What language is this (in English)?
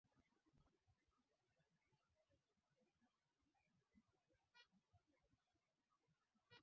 Swahili